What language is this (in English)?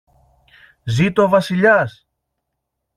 Greek